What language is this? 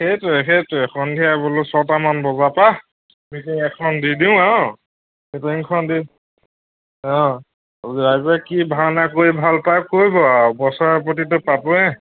Assamese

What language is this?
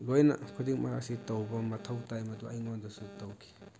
Manipuri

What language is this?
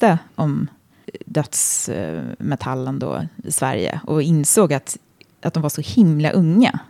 Swedish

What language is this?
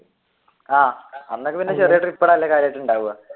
Malayalam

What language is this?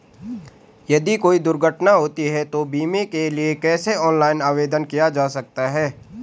Hindi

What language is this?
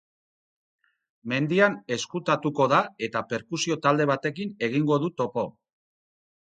Basque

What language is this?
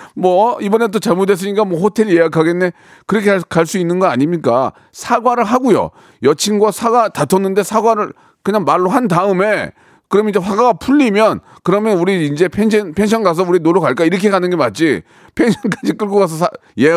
Korean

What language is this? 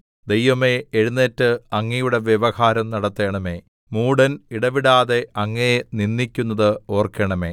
Malayalam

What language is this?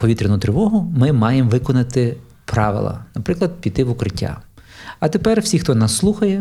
Ukrainian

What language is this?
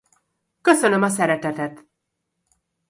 Hungarian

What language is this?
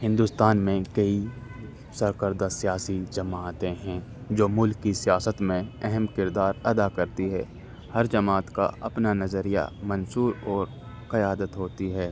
Urdu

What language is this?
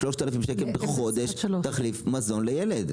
Hebrew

